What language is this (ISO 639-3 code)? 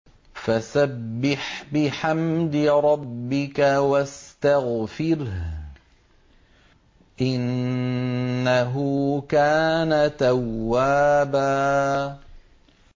ara